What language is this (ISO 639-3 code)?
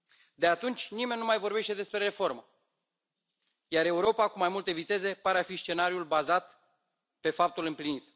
ron